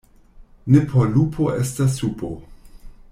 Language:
Esperanto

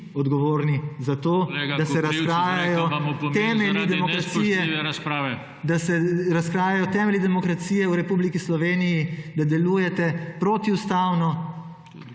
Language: Slovenian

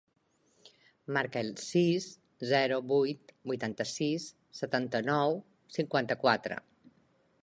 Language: Catalan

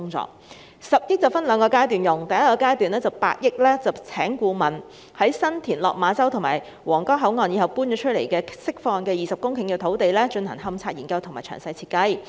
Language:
Cantonese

